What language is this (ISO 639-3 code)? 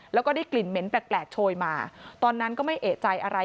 tha